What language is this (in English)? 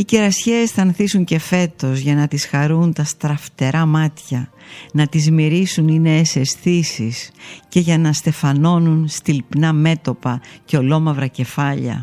Greek